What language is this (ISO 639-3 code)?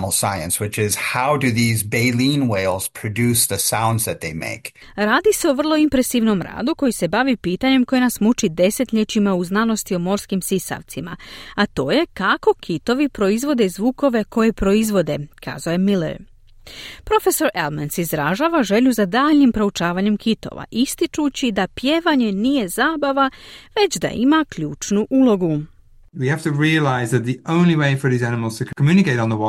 hrv